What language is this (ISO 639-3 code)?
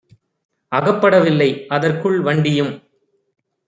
tam